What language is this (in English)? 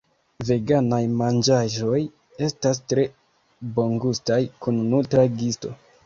Esperanto